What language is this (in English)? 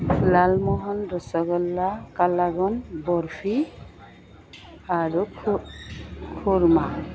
Assamese